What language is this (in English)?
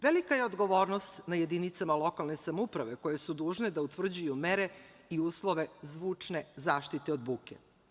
Serbian